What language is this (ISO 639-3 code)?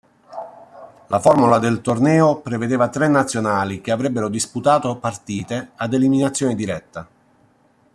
ita